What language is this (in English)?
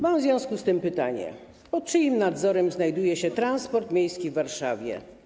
Polish